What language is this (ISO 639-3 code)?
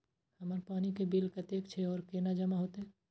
mai